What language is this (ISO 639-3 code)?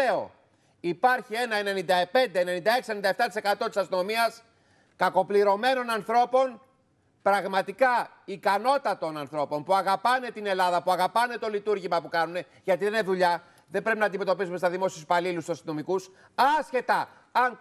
ell